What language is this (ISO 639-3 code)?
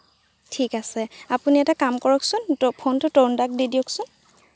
asm